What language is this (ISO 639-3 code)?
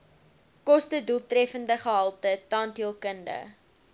afr